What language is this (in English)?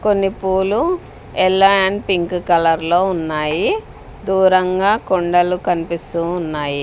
Telugu